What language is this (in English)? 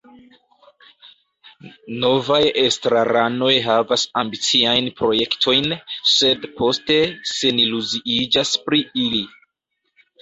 Esperanto